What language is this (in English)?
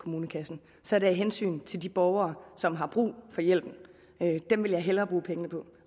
Danish